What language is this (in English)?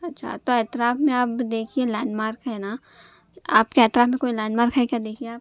Urdu